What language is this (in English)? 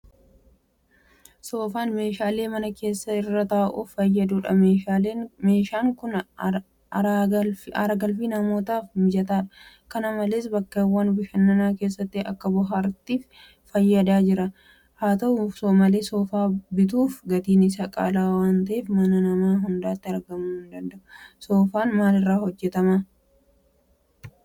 Oromo